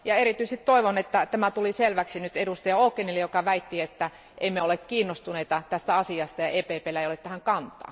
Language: Finnish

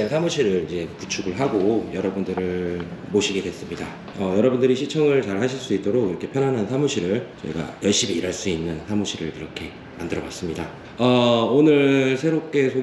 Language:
Korean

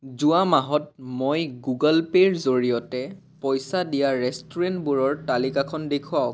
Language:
Assamese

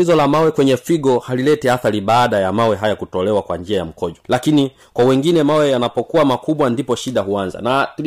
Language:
Swahili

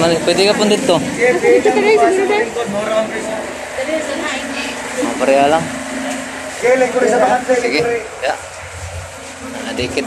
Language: Indonesian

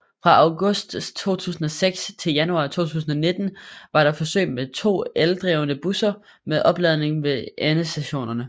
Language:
Danish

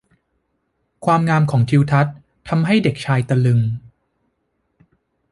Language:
Thai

